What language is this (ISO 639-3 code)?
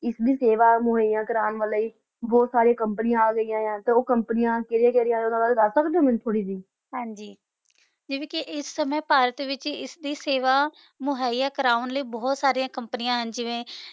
pan